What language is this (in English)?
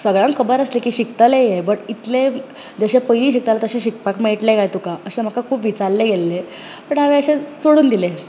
Konkani